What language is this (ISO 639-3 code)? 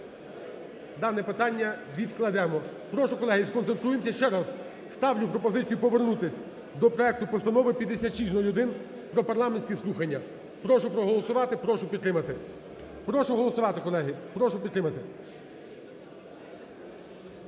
ukr